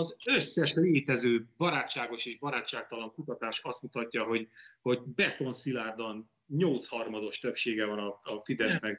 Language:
Hungarian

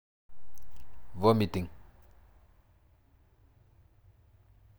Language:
Masai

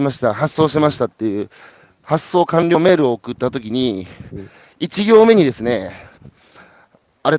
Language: Japanese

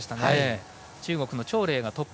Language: Japanese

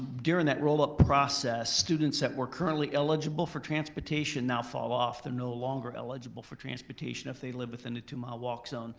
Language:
English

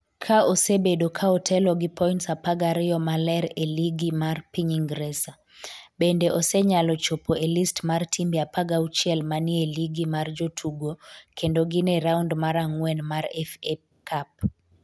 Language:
Luo (Kenya and Tanzania)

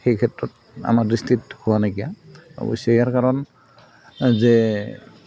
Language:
Assamese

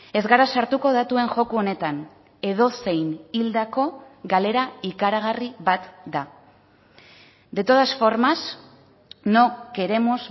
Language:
Basque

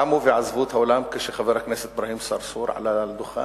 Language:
Hebrew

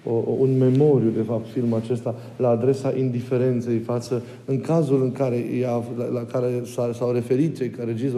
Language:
Romanian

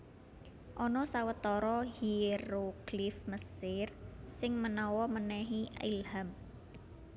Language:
Javanese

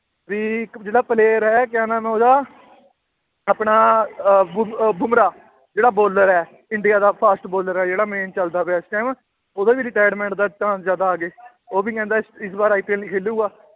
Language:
Punjabi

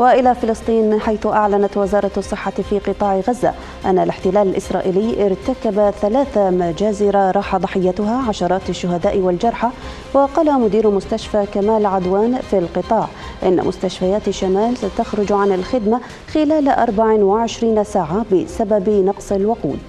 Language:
Arabic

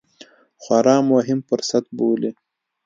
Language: Pashto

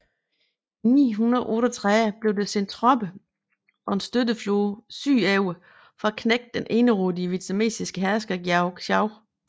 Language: Danish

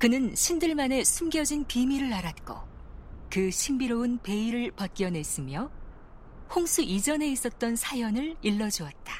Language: Korean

